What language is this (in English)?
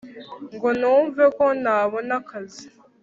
Kinyarwanda